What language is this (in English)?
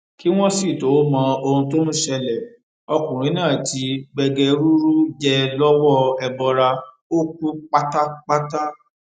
Yoruba